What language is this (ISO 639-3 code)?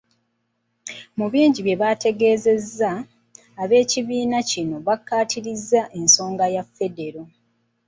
lug